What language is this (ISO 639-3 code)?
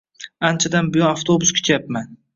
uzb